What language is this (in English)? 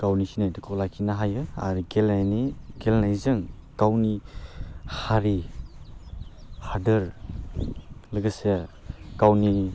Bodo